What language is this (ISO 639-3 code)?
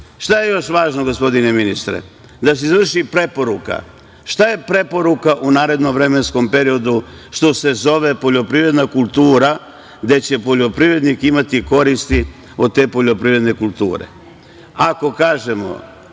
srp